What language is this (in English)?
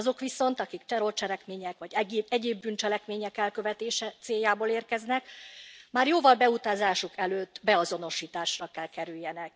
Hungarian